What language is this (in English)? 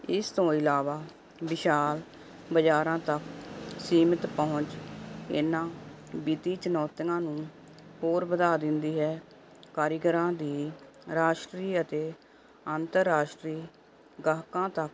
Punjabi